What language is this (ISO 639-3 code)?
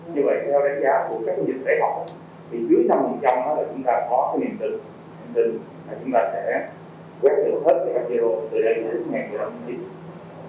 vie